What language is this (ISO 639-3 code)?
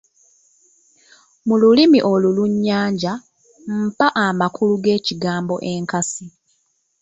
lug